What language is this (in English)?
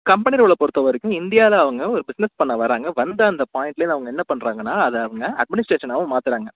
Tamil